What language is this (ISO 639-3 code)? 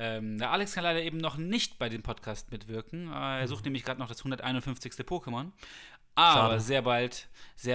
deu